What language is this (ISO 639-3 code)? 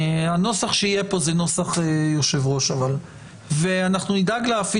heb